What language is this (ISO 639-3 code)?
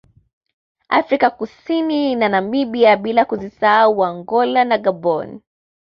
swa